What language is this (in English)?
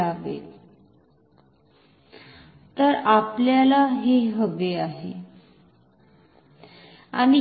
Marathi